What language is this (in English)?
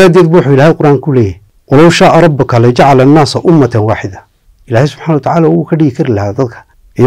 Arabic